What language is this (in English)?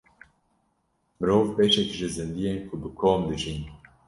Kurdish